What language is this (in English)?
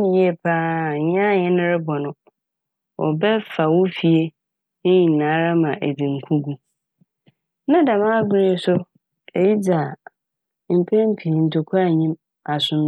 Akan